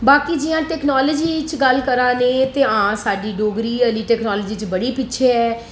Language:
Dogri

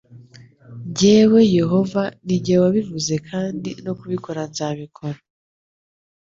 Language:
Kinyarwanda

